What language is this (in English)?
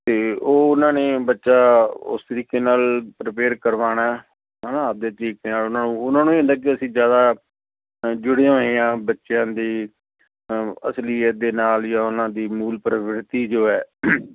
Punjabi